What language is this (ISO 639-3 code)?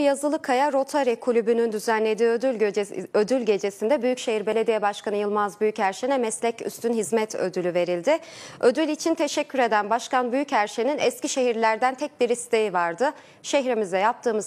tur